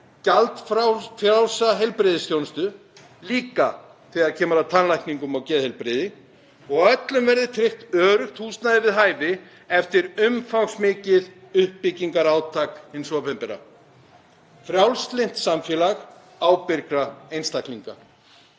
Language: Icelandic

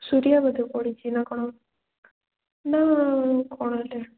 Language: Odia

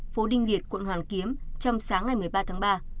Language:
Vietnamese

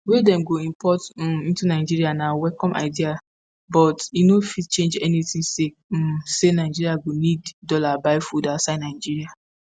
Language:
Nigerian Pidgin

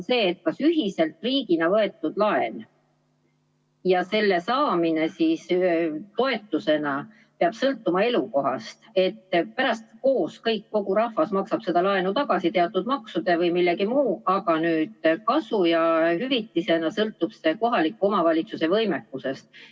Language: Estonian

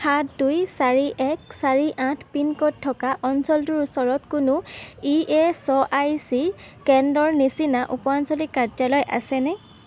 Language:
Assamese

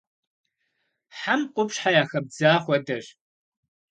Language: Kabardian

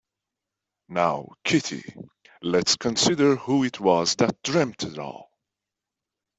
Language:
English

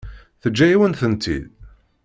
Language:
Kabyle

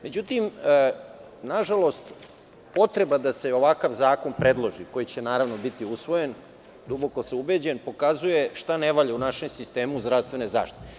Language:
Serbian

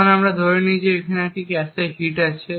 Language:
Bangla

